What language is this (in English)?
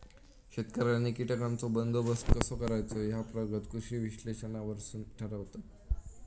Marathi